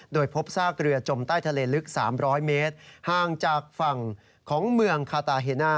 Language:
Thai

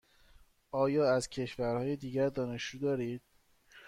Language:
Persian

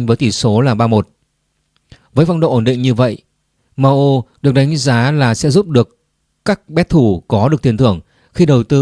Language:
Vietnamese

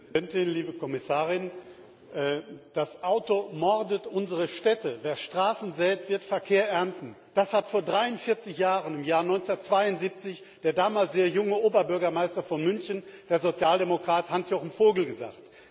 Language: German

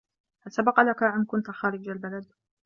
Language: Arabic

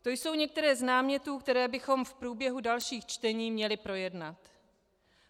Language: Czech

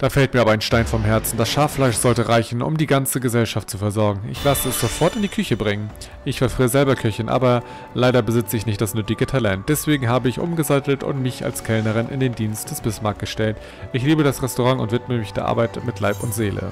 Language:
German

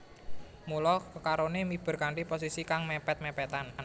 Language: Javanese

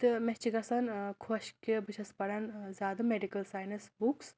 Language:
Kashmiri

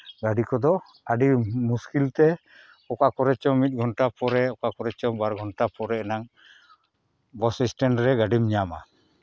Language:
Santali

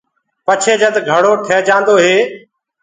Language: Gurgula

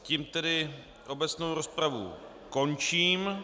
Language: Czech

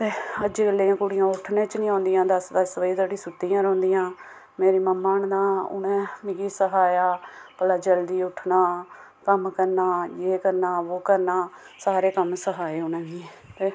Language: Dogri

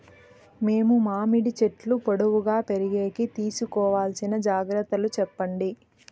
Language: Telugu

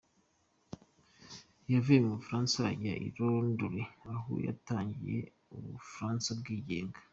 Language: Kinyarwanda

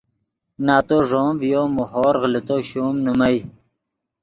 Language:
Yidgha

